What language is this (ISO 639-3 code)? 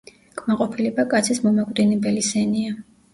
kat